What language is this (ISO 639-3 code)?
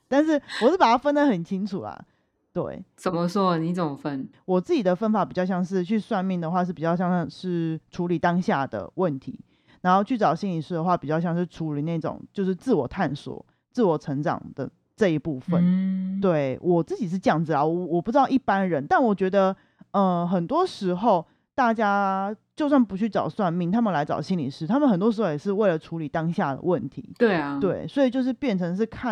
zho